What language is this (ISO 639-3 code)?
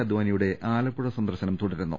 mal